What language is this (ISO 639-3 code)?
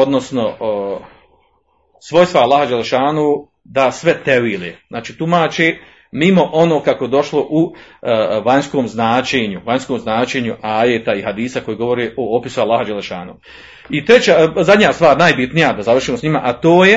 hrv